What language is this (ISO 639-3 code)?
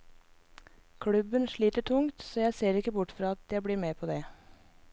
nor